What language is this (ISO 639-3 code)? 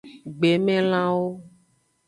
ajg